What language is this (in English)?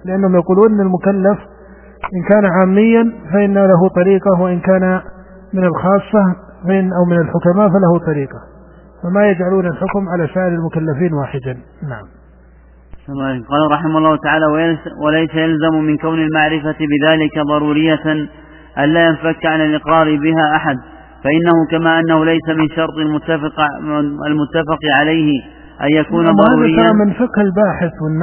Arabic